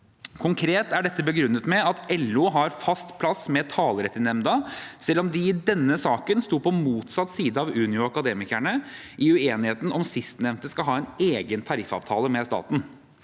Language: Norwegian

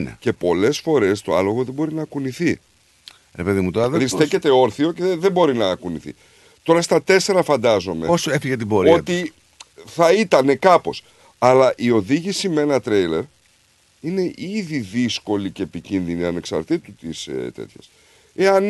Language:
Greek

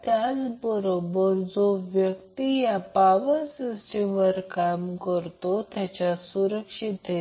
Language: Marathi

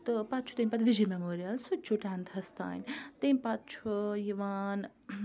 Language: Kashmiri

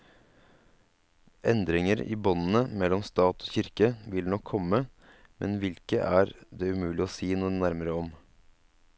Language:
Norwegian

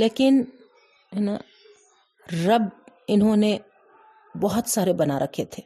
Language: Urdu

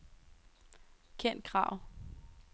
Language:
Danish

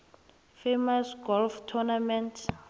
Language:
South Ndebele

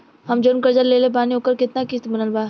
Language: Bhojpuri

